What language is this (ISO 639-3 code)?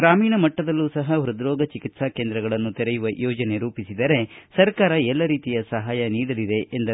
kan